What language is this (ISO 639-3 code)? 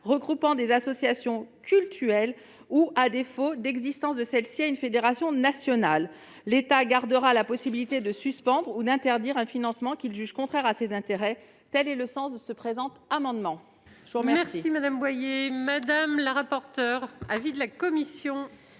fra